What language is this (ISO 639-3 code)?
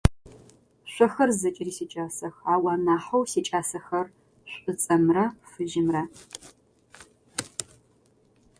ady